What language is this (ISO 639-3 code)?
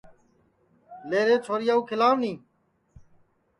ssi